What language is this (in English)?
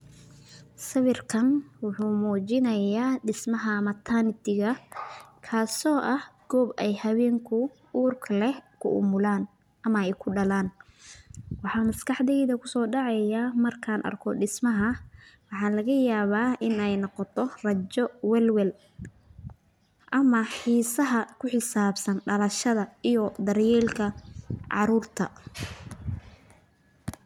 Somali